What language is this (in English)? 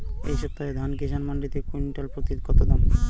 Bangla